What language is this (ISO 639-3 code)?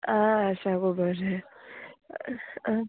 kok